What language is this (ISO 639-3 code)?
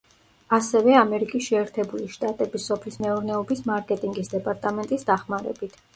kat